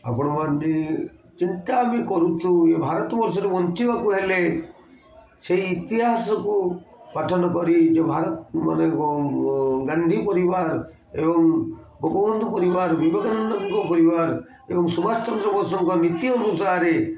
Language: Odia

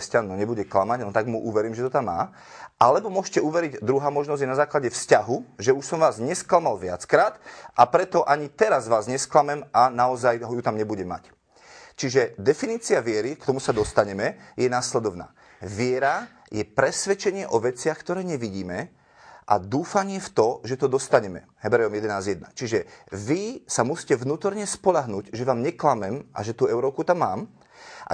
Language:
Slovak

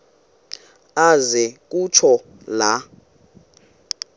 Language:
Xhosa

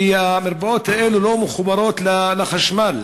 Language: Hebrew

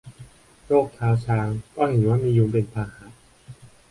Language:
Thai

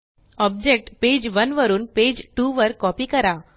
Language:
Marathi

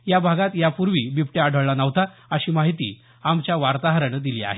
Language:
Marathi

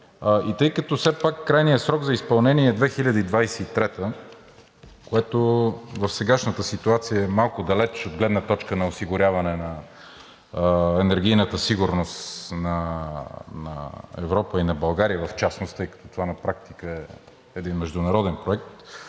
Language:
Bulgarian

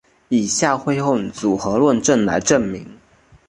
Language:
Chinese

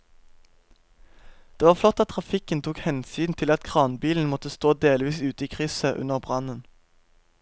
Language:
Norwegian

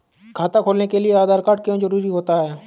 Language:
Hindi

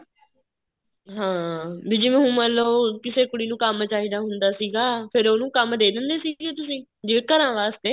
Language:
Punjabi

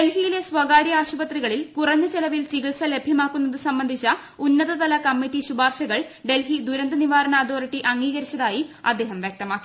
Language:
Malayalam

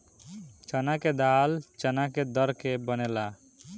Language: Bhojpuri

